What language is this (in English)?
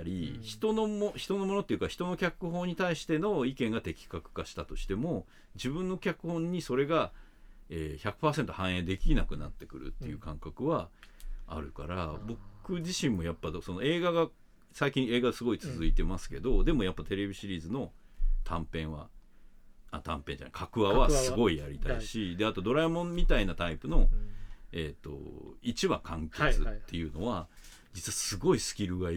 Japanese